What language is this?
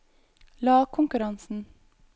Norwegian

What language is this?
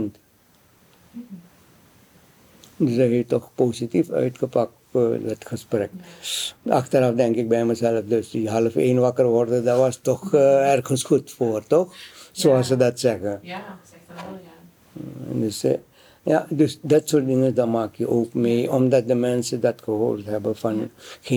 Dutch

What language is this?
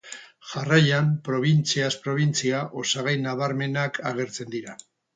Basque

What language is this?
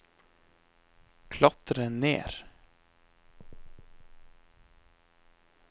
Norwegian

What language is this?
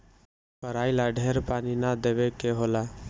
Bhojpuri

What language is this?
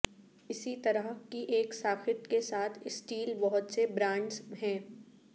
Urdu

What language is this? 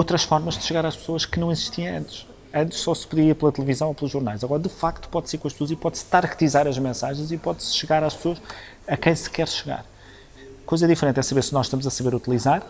Portuguese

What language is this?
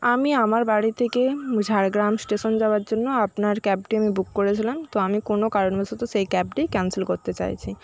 Bangla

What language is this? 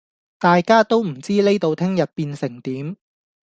Cantonese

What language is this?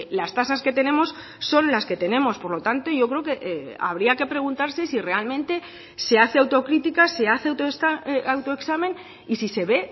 Spanish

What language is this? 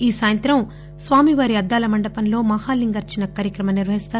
Telugu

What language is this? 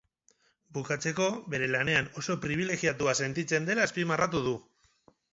Basque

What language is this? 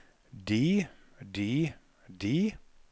Norwegian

